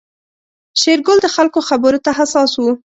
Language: Pashto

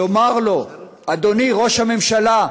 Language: Hebrew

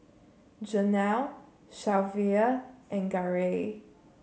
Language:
English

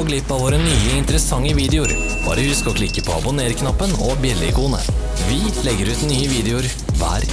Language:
Norwegian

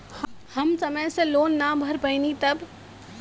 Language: Bhojpuri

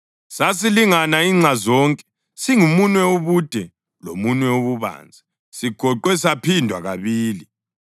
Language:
North Ndebele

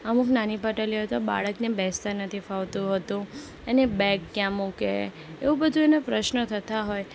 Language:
Gujarati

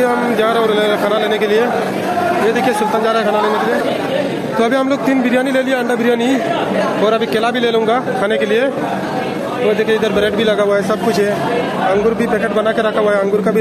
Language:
Hindi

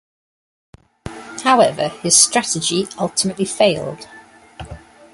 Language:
English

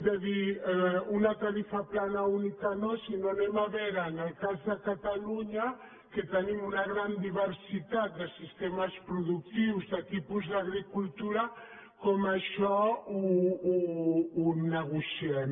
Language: Catalan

